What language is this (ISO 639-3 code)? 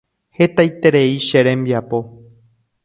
grn